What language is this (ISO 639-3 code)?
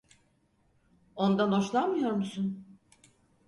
tur